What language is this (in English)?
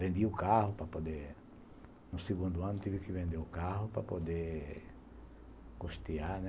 Portuguese